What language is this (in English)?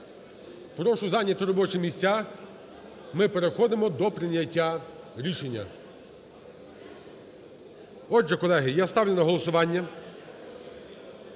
Ukrainian